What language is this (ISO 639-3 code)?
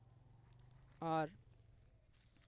sat